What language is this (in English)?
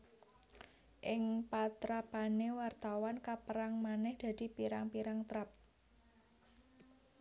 Javanese